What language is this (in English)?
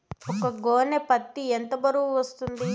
Telugu